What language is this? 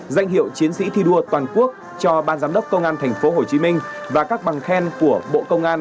Vietnamese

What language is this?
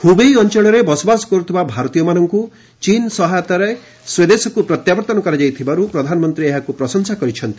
Odia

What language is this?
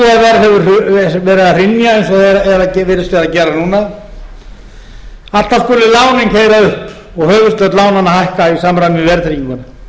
Icelandic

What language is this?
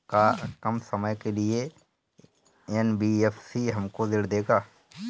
Bhojpuri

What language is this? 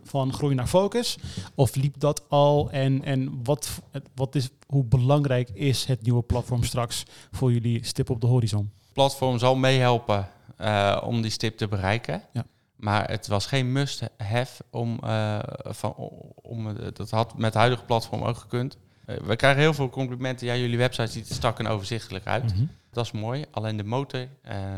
Dutch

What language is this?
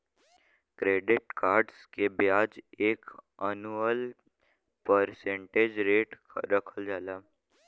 Bhojpuri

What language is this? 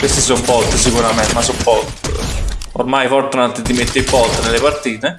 Italian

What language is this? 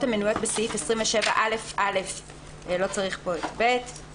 Hebrew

